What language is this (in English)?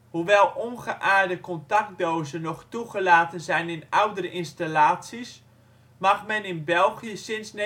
Dutch